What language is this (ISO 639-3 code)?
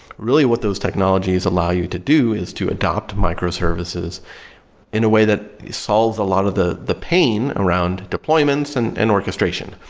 eng